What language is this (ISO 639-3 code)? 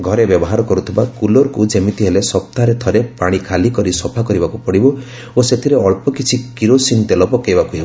ori